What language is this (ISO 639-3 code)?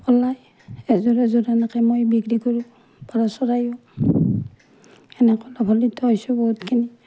asm